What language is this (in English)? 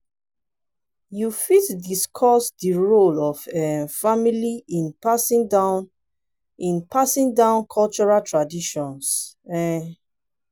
Nigerian Pidgin